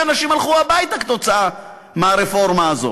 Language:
Hebrew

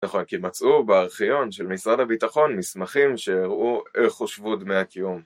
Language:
Hebrew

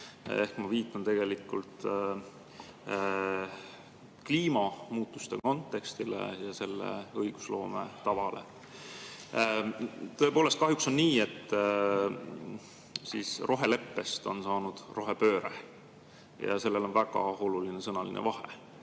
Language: Estonian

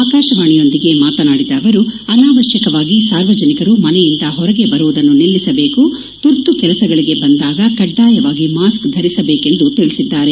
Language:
Kannada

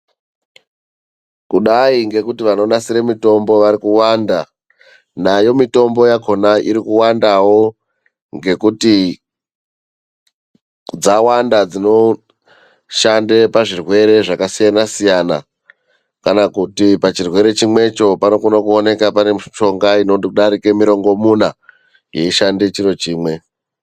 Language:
Ndau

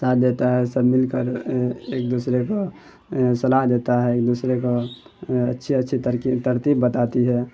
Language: Urdu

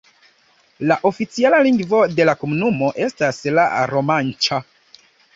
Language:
Esperanto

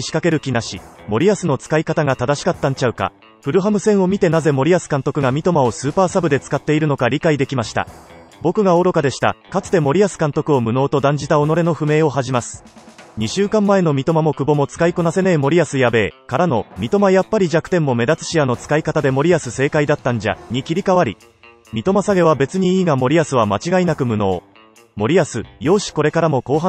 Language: Japanese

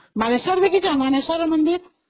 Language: Odia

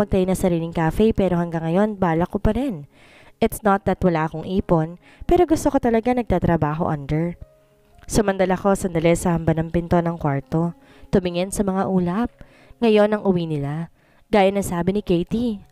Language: Filipino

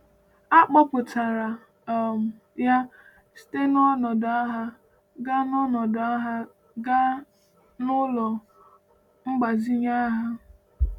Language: Igbo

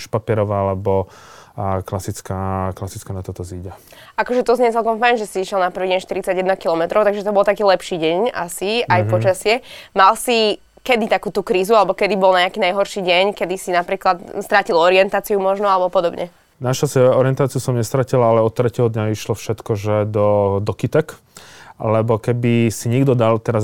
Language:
Slovak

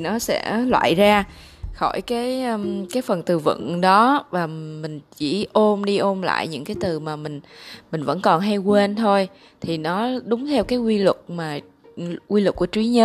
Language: Vietnamese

